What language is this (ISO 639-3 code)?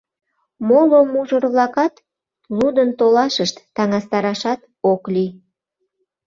chm